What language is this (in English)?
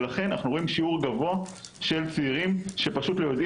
Hebrew